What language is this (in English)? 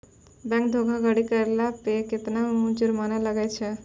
Maithili